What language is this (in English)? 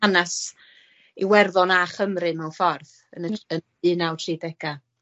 Welsh